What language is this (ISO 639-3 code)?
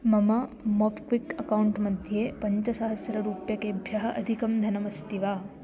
san